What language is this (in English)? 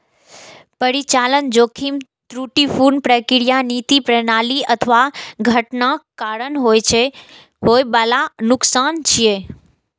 Maithili